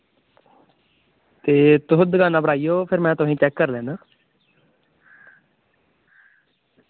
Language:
Dogri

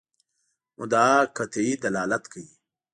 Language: Pashto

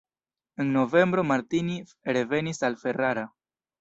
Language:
Esperanto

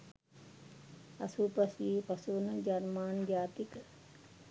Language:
Sinhala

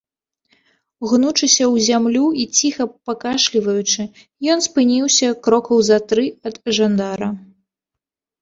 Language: Belarusian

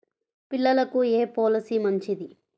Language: Telugu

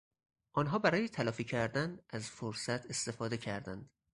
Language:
Persian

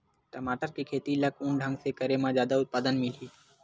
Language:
Chhattisgarhi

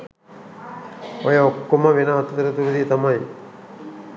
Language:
Sinhala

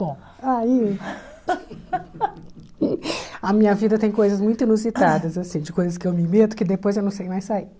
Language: Portuguese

